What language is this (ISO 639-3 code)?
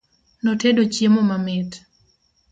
luo